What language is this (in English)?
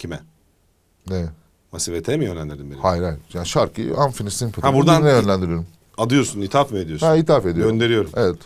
Turkish